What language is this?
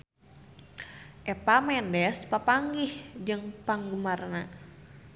Sundanese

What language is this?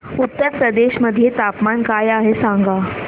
Marathi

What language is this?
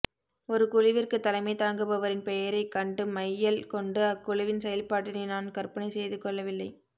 Tamil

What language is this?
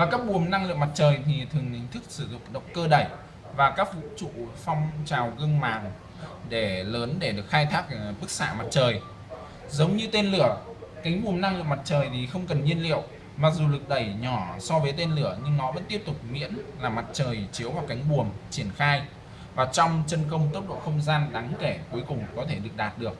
Vietnamese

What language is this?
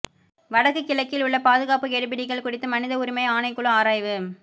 Tamil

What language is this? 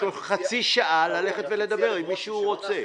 Hebrew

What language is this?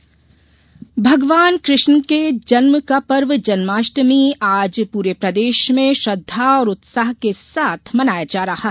Hindi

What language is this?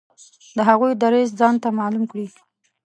Pashto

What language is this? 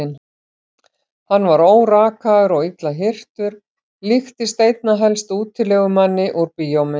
Icelandic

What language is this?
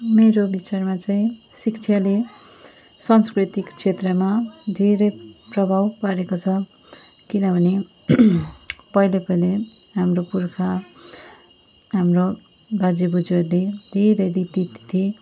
Nepali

